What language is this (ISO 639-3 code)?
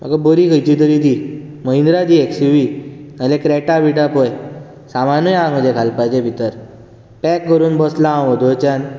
kok